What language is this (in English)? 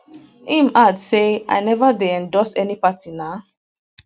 Nigerian Pidgin